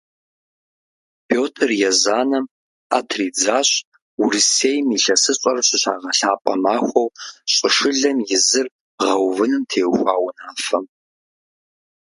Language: Kabardian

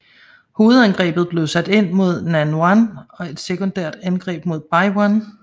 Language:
Danish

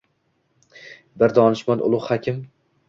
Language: Uzbek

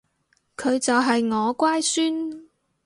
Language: Cantonese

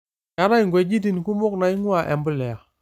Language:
Masai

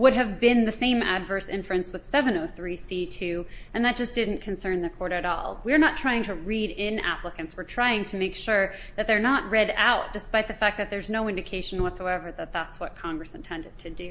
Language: English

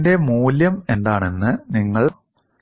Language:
Malayalam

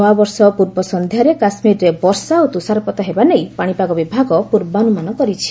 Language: Odia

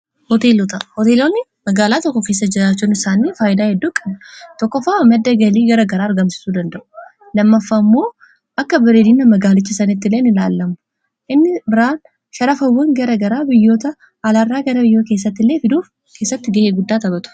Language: Oromo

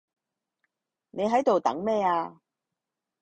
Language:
Cantonese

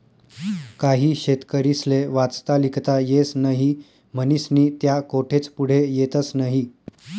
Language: Marathi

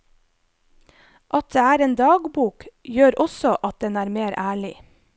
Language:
Norwegian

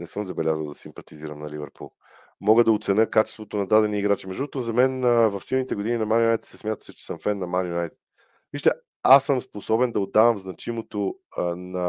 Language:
Bulgarian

